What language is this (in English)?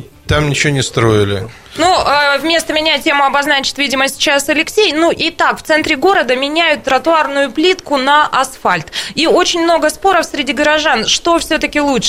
Russian